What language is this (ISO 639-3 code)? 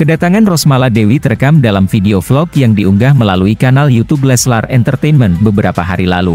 ind